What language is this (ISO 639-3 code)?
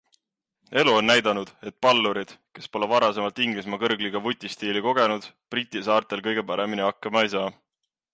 est